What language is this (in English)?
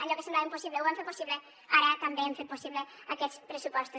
Catalan